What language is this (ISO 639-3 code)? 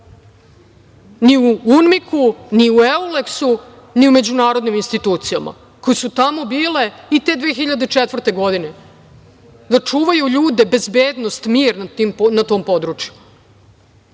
srp